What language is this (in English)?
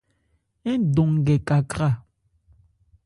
Ebrié